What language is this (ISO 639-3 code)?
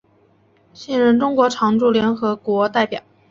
zho